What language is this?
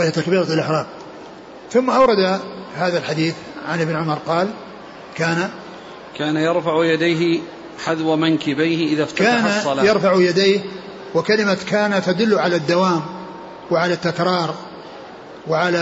Arabic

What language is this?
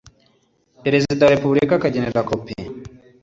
Kinyarwanda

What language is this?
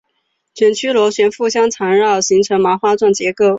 Chinese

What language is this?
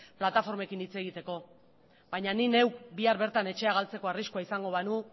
Basque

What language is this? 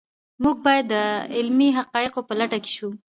Pashto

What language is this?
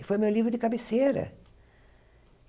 Portuguese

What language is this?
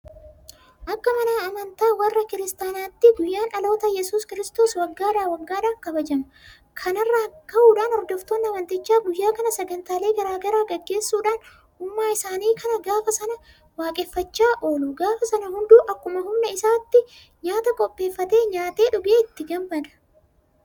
Oromo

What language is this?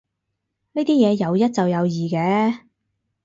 Cantonese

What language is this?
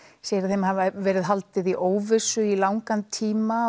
Icelandic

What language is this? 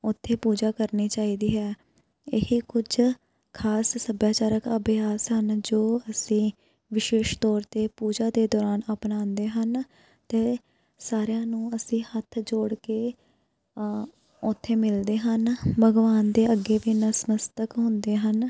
Punjabi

